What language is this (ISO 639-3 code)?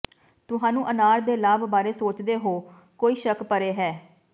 pan